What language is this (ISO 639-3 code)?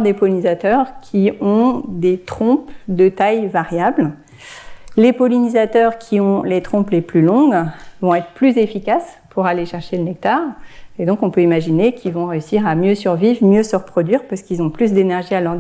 fra